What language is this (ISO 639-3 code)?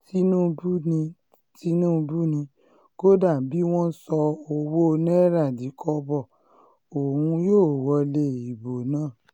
yor